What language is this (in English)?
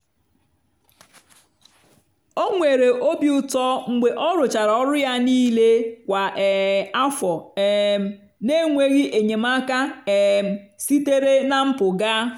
Igbo